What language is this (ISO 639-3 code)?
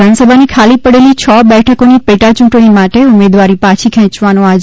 guj